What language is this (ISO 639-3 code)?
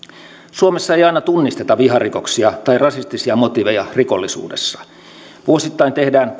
fin